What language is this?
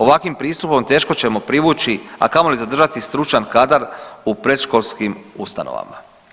Croatian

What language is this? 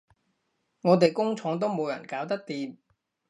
Cantonese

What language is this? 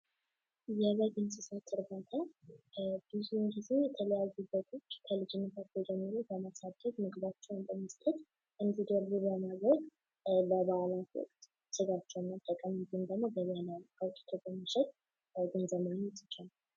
Amharic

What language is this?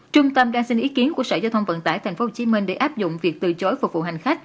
Vietnamese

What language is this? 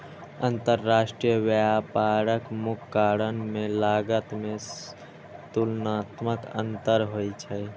Maithili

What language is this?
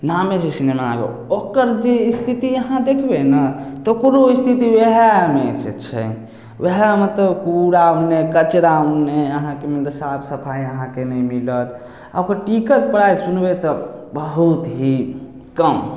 Maithili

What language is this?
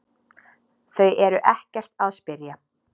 Icelandic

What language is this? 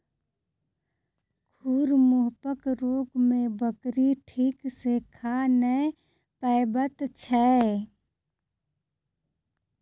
Maithili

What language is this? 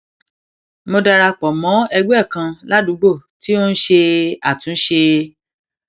Yoruba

